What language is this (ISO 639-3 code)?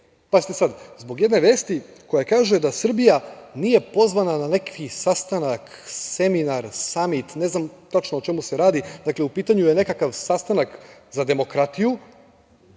srp